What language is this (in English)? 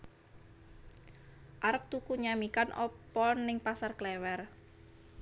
Javanese